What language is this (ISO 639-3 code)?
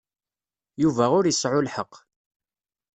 kab